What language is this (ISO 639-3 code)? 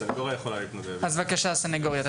heb